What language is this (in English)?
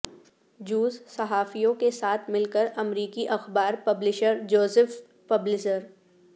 Urdu